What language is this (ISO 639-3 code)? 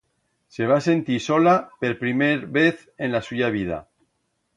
arg